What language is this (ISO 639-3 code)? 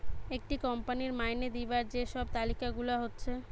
ben